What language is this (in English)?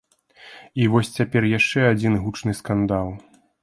Belarusian